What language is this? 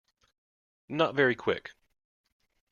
English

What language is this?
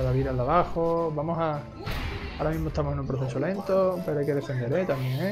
Spanish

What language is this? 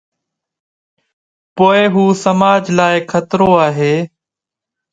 Sindhi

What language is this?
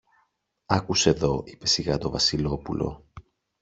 Greek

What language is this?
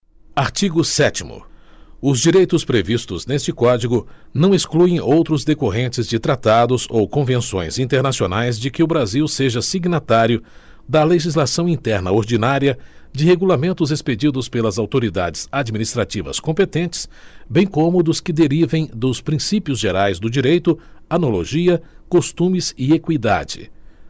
Portuguese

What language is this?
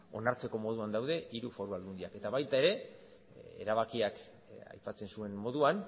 Basque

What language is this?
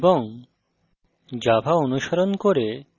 Bangla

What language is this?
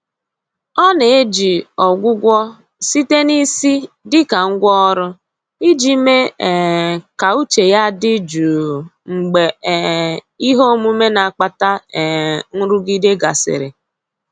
Igbo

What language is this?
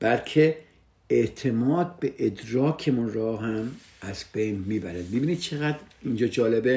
Persian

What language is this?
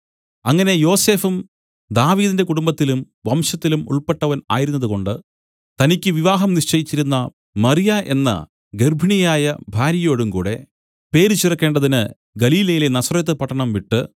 Malayalam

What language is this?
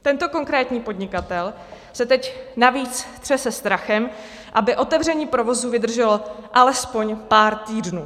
Czech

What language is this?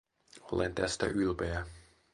Finnish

